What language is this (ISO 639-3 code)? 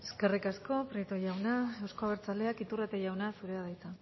eus